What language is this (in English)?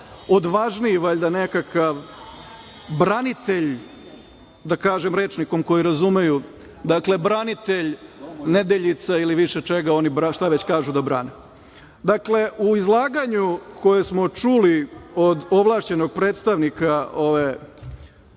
Serbian